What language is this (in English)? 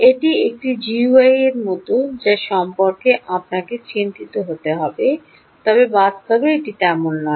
Bangla